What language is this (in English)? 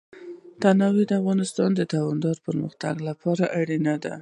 Pashto